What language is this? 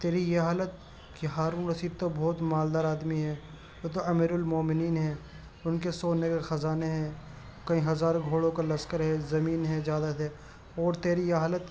Urdu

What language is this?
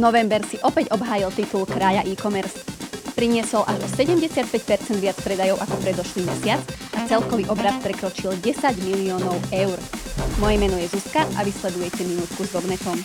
Slovak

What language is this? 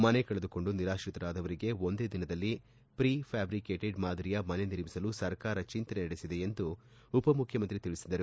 Kannada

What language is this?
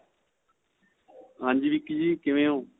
Punjabi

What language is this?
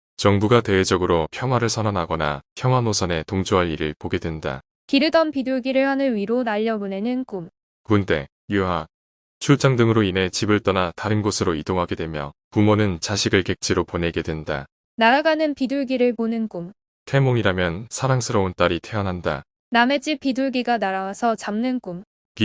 Korean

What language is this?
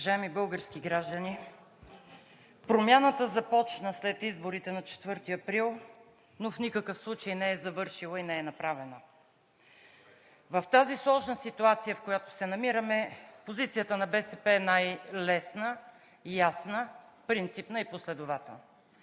Bulgarian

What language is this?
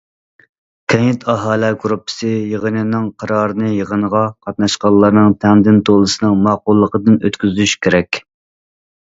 Uyghur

